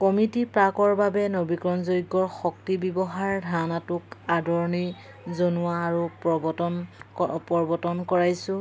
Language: Assamese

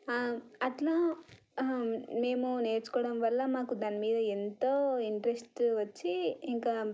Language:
Telugu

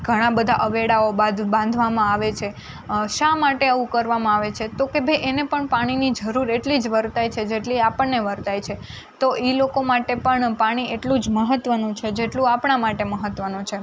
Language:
Gujarati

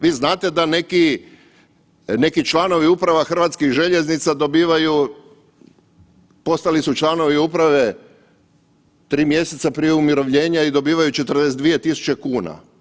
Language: Croatian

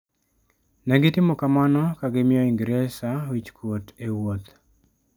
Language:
Luo (Kenya and Tanzania)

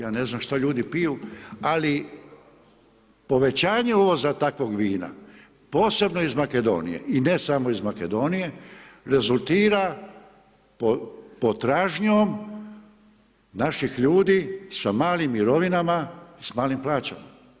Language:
Croatian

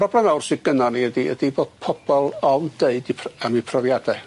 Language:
Welsh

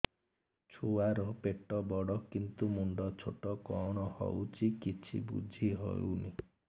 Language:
Odia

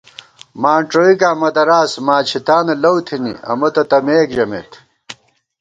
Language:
Gawar-Bati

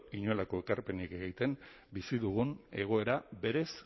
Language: Basque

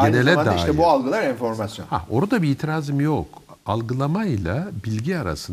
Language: Turkish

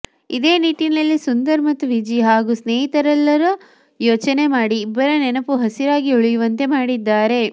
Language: Kannada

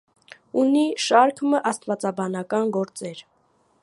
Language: Armenian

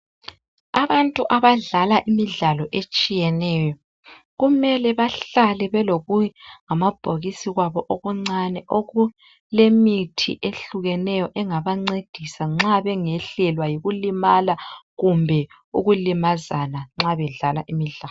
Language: North Ndebele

